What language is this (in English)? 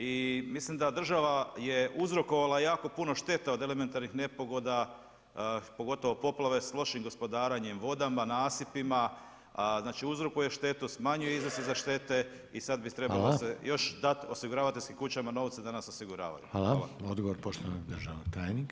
Croatian